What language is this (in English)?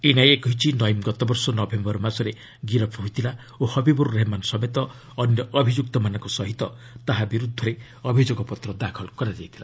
Odia